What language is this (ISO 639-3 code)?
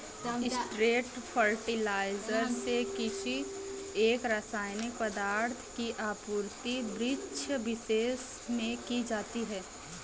hin